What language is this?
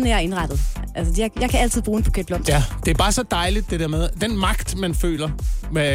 Danish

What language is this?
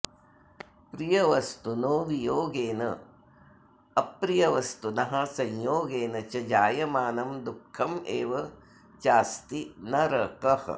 Sanskrit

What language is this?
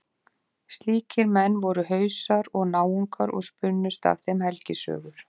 Icelandic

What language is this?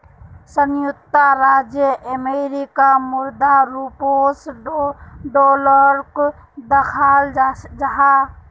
Magahi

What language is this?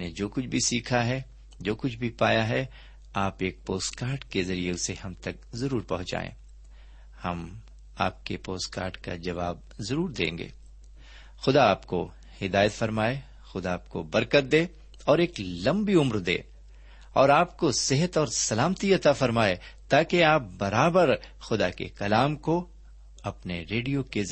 Urdu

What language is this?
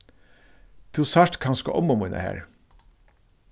Faroese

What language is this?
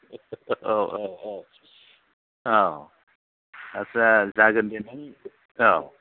Bodo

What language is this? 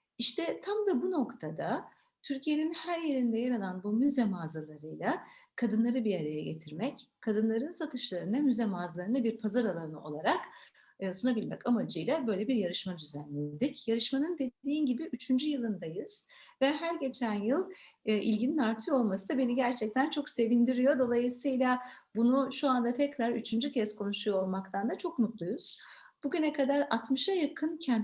Turkish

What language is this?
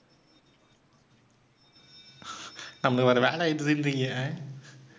Tamil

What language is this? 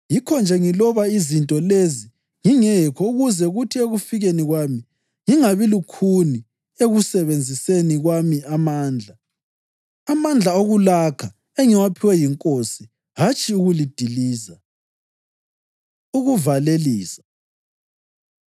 North Ndebele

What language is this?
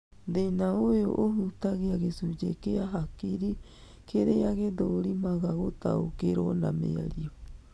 Kikuyu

